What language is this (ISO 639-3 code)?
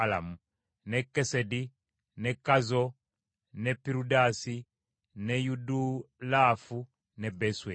lug